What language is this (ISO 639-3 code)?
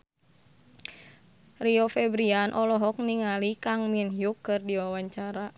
sun